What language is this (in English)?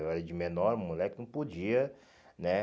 Portuguese